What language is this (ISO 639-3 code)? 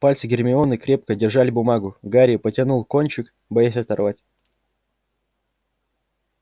rus